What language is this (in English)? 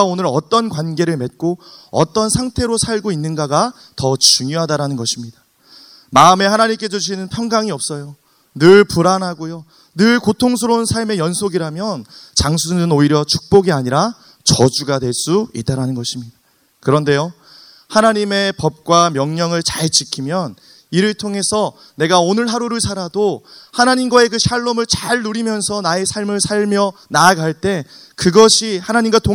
Korean